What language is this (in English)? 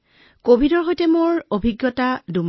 Assamese